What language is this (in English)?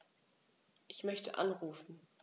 German